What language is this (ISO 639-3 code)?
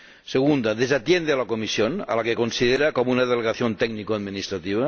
spa